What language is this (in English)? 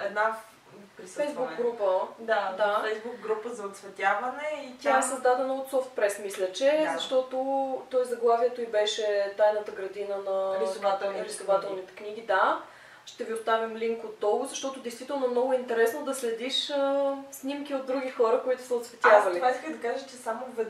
Bulgarian